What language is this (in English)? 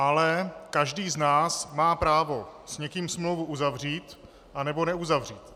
Czech